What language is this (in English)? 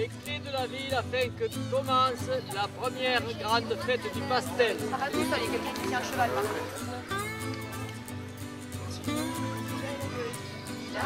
French